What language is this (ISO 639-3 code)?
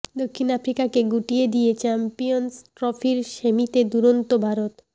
ben